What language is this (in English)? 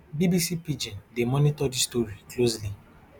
Nigerian Pidgin